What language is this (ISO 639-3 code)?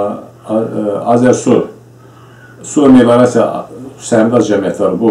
tur